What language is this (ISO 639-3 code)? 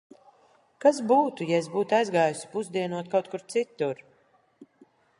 lav